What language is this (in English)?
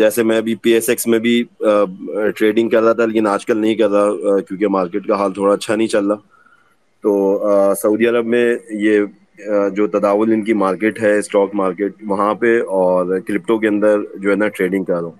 Urdu